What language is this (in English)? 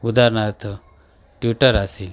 Marathi